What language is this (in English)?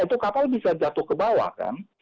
Indonesian